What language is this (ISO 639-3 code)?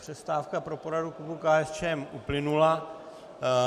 ces